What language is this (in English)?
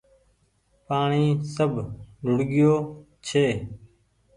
Goaria